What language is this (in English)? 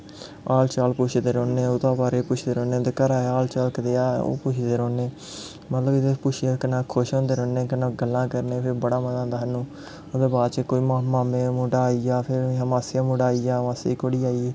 Dogri